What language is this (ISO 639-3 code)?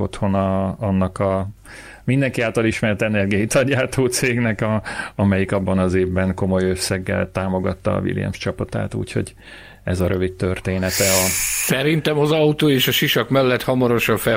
hun